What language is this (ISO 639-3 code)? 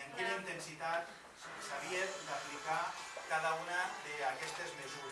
spa